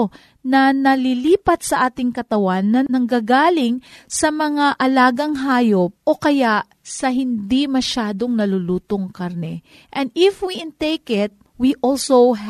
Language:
Filipino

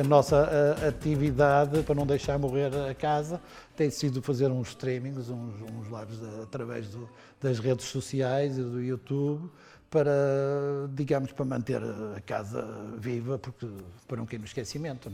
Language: Portuguese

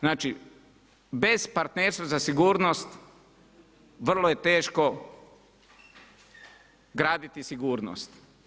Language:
Croatian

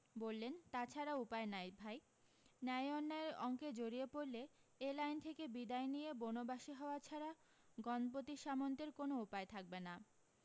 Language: Bangla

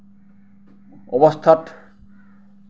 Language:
Assamese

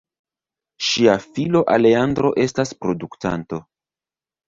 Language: Esperanto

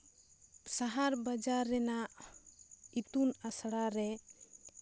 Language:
Santali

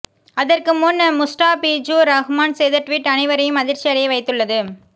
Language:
Tamil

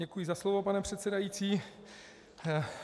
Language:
Czech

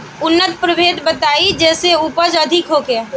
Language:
Bhojpuri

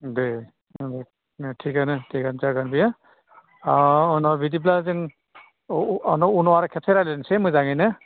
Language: Bodo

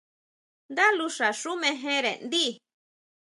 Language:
Huautla Mazatec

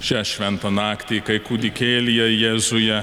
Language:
Lithuanian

